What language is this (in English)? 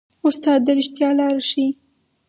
Pashto